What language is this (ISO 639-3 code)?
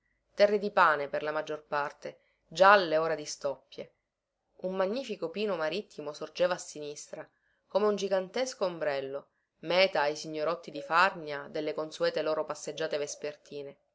ita